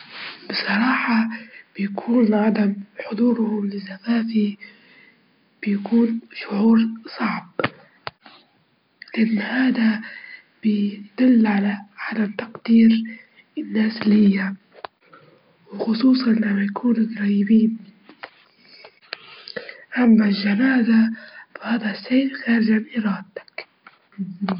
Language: Libyan Arabic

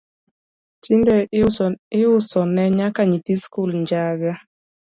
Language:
Luo (Kenya and Tanzania)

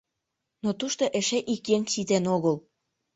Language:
Mari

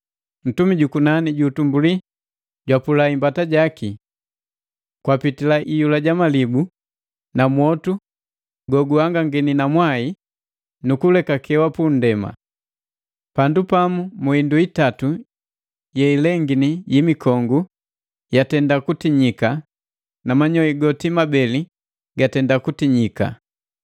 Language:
Matengo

